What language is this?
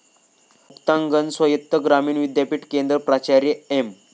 Marathi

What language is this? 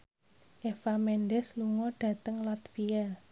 Javanese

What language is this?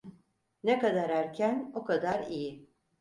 Turkish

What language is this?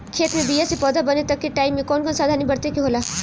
Bhojpuri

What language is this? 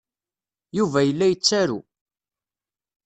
Kabyle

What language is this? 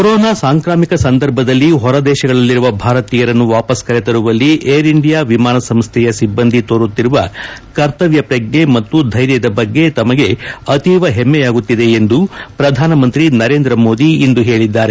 Kannada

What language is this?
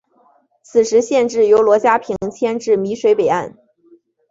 Chinese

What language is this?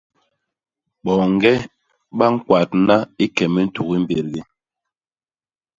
Basaa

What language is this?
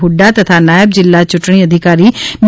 Gujarati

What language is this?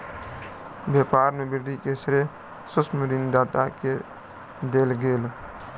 Maithili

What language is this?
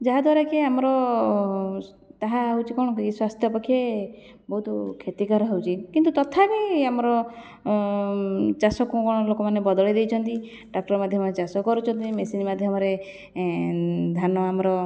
Odia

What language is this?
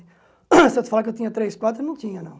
Portuguese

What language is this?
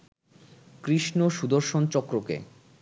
Bangla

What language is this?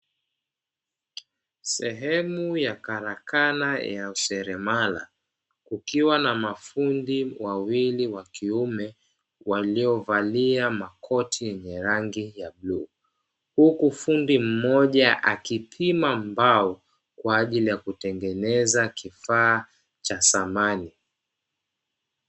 Swahili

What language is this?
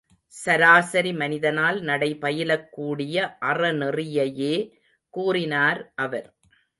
Tamil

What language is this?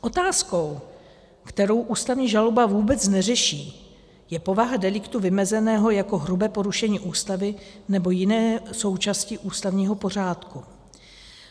Czech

